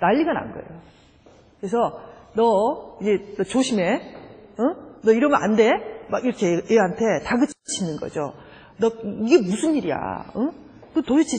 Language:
Korean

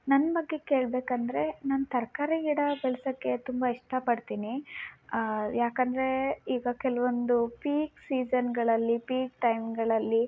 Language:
Kannada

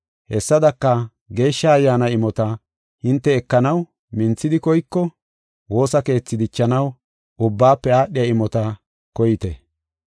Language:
Gofa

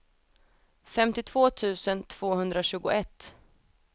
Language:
Swedish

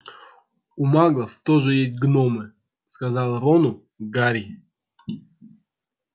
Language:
Russian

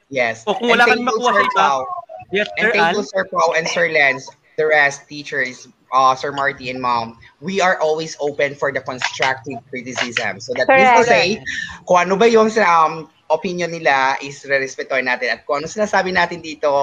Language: Filipino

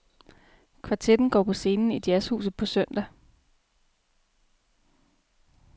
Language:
Danish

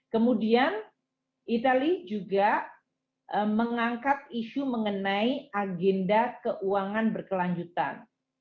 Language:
Indonesian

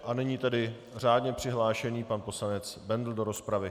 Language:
Czech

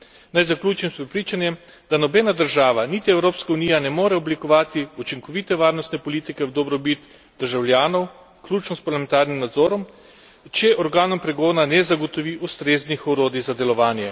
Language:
Slovenian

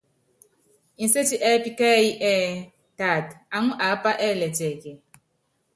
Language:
Yangben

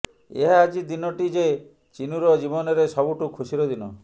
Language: Odia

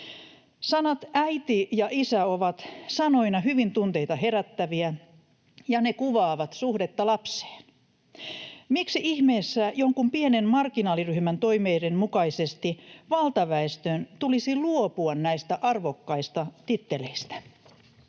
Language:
Finnish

